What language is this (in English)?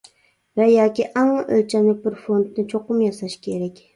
Uyghur